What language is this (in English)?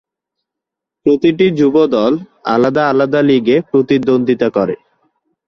Bangla